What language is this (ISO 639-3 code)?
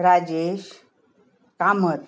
kok